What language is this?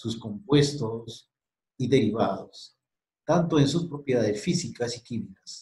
Spanish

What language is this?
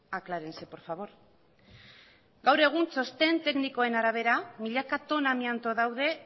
Basque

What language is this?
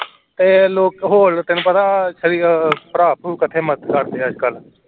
Punjabi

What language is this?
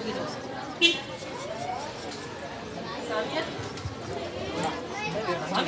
Indonesian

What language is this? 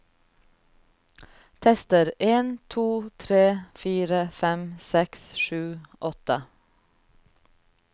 Norwegian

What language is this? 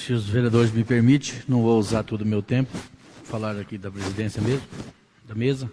Portuguese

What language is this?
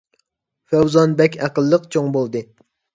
Uyghur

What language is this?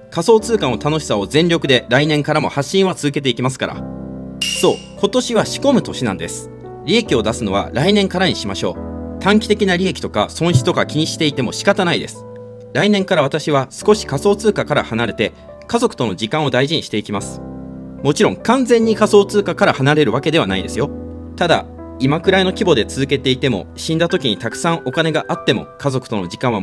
Japanese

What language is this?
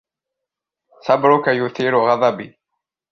Arabic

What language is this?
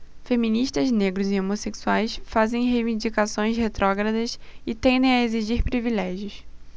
Portuguese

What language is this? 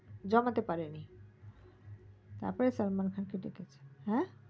Bangla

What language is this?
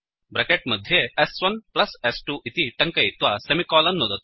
Sanskrit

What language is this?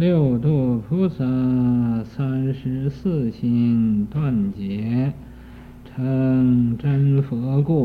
Chinese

